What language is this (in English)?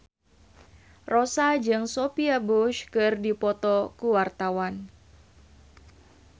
Sundanese